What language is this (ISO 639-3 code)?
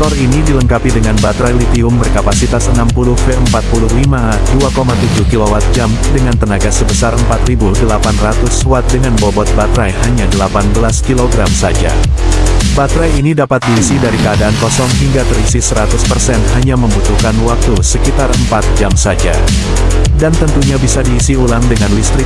ind